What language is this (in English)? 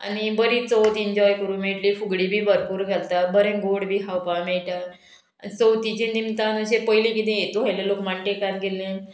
Konkani